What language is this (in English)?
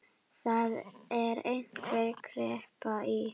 Icelandic